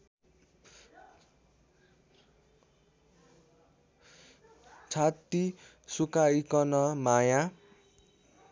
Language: Nepali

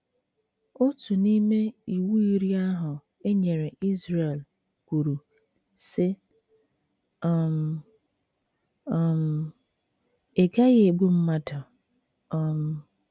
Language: Igbo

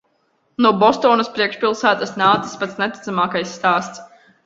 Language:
Latvian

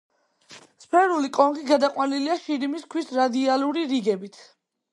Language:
Georgian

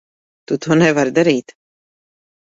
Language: Latvian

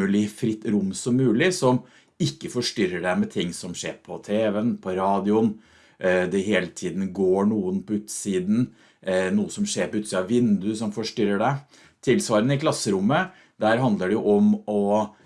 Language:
Norwegian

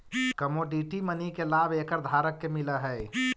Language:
Magahi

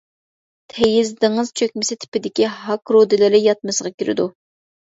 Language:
Uyghur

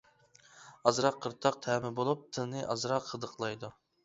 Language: Uyghur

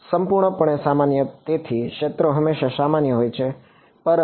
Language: Gujarati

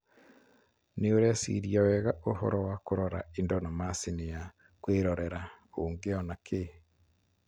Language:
Kikuyu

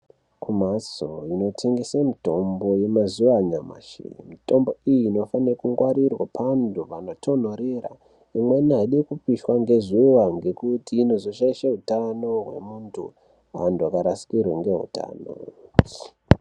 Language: Ndau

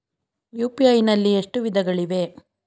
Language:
Kannada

